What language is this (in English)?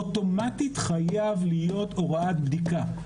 Hebrew